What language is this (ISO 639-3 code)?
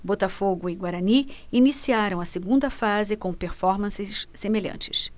por